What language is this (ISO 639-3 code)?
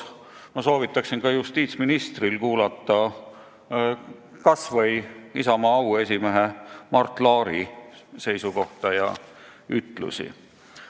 est